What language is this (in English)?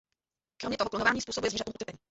Czech